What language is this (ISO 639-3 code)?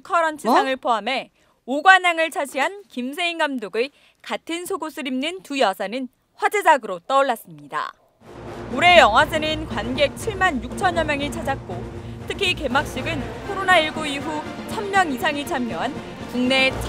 kor